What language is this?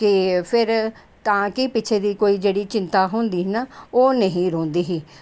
Dogri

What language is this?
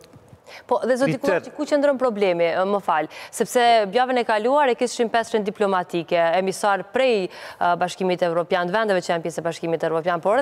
Romanian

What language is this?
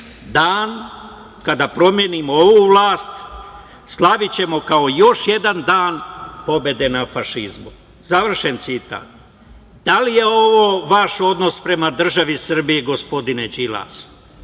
Serbian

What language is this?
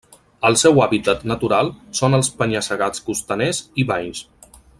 Catalan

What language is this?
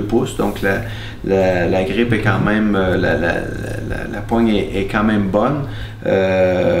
French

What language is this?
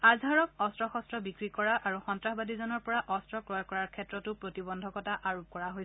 Assamese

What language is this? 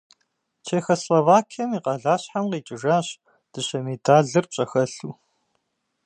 Kabardian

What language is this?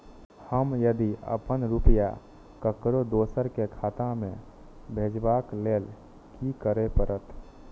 Maithili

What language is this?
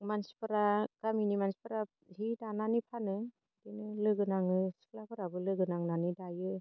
Bodo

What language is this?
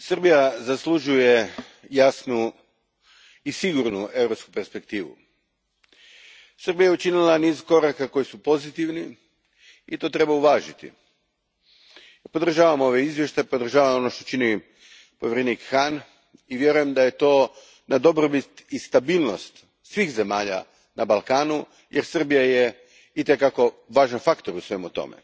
Croatian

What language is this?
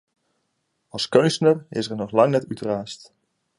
Western Frisian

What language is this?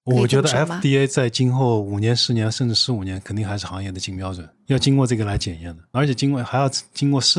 Chinese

